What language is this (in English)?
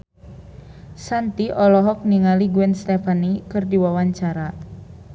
Sundanese